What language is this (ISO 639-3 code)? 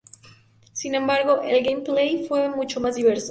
spa